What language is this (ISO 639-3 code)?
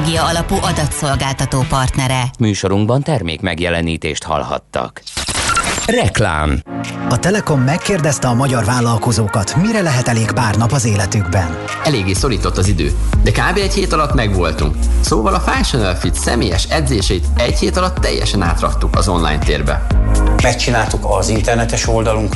hun